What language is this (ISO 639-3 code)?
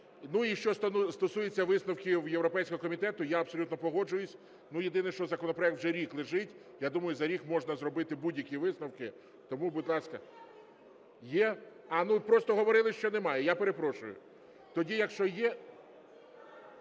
ukr